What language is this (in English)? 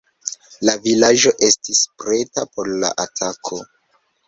Esperanto